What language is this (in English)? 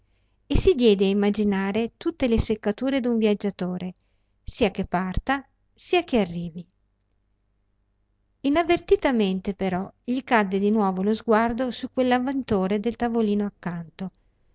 Italian